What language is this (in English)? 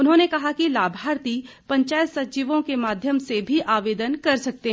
Hindi